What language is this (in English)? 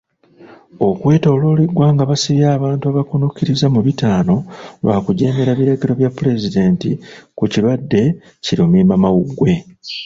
Ganda